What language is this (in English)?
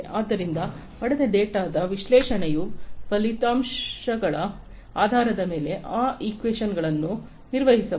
Kannada